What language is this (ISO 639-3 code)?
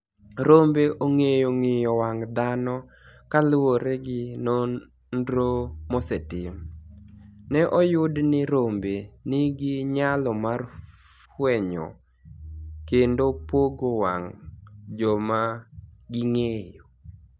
luo